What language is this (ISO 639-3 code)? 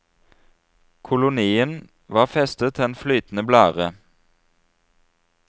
nor